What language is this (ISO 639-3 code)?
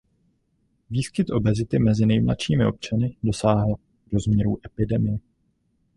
ces